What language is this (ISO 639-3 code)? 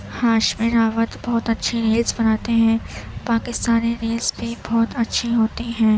urd